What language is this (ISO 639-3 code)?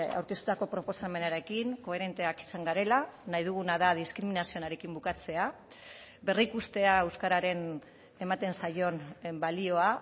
eus